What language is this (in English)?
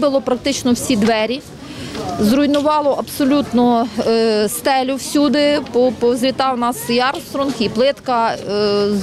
Ukrainian